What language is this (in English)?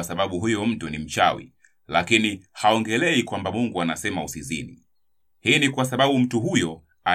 Swahili